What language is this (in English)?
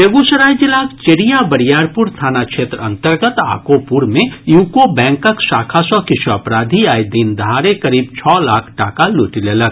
Maithili